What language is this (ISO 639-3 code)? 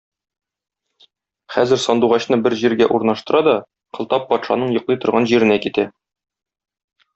tat